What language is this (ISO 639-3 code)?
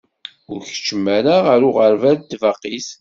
kab